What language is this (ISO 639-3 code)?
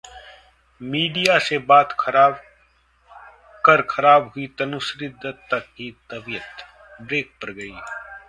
hin